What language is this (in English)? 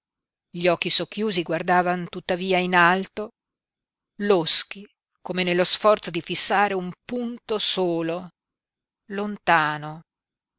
Italian